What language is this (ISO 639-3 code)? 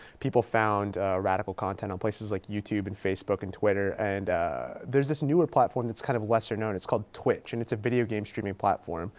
eng